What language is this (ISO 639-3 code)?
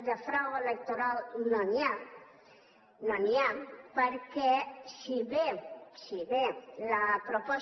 cat